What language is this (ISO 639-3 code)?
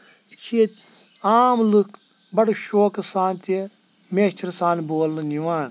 kas